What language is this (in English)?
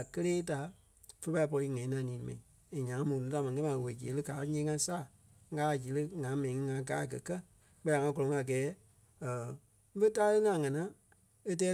Kpelle